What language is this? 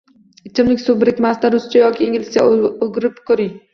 Uzbek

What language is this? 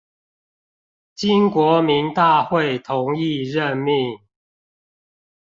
Chinese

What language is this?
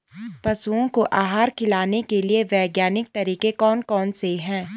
Hindi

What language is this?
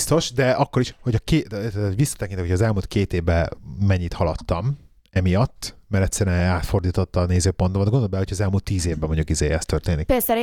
Hungarian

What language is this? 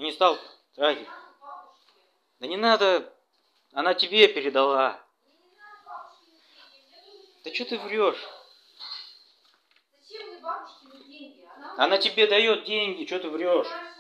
Russian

